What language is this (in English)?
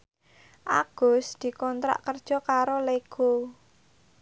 Javanese